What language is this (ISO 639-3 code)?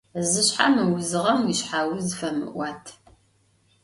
ady